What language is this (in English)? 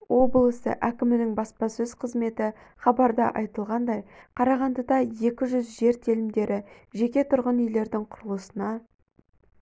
Kazakh